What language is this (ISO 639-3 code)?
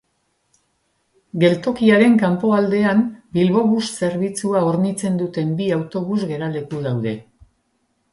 eus